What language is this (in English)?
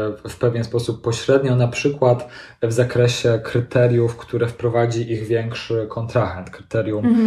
Polish